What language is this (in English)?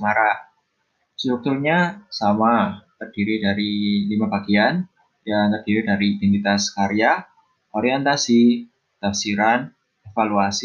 Indonesian